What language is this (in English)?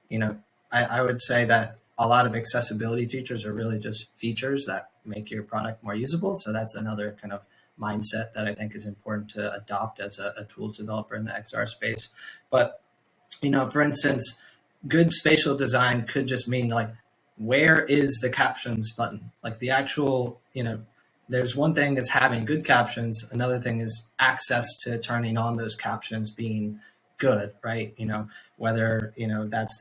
English